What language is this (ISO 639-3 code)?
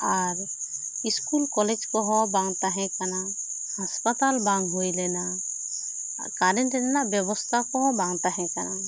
sat